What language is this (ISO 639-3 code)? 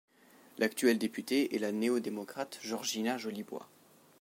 fra